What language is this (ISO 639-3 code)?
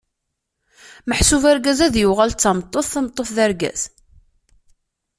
kab